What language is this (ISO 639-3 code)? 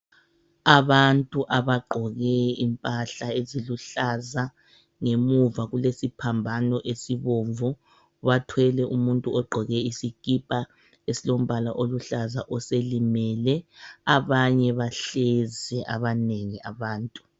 nde